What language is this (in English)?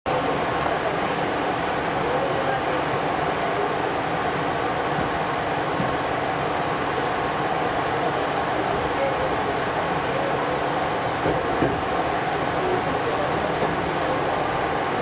Japanese